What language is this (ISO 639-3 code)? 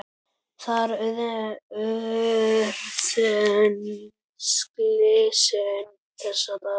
isl